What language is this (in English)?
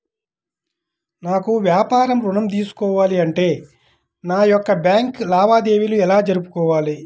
Telugu